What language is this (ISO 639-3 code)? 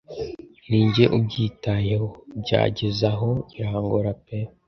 kin